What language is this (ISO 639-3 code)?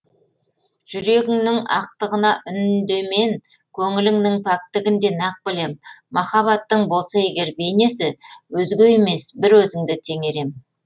kaz